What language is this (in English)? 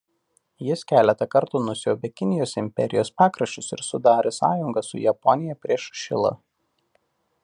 Lithuanian